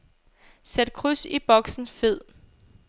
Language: Danish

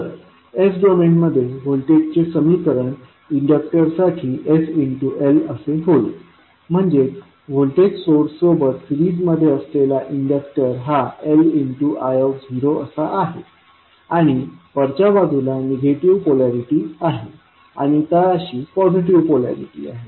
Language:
Marathi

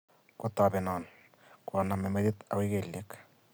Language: Kalenjin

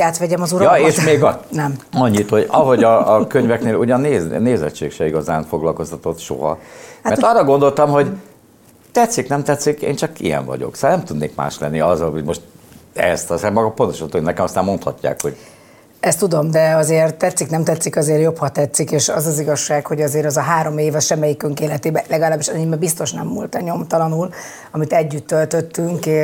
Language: Hungarian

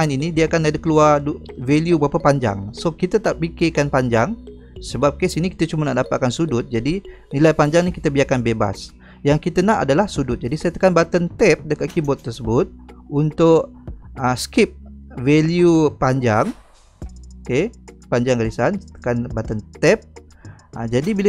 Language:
Malay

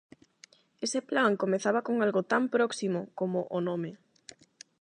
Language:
Galician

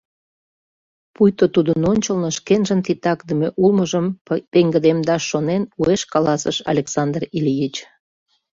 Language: Mari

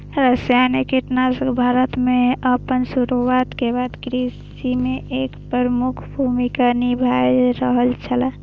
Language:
Maithili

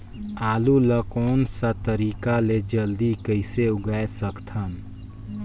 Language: Chhattisgarhi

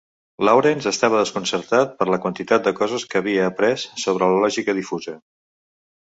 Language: Catalan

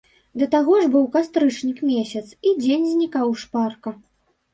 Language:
Belarusian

